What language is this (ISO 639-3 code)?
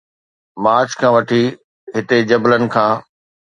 snd